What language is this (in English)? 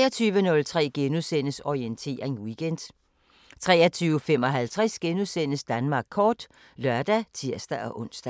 Danish